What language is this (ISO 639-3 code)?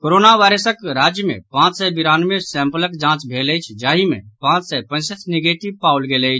mai